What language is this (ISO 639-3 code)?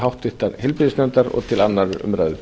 isl